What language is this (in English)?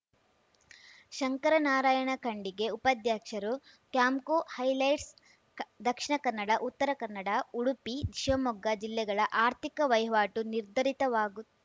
Kannada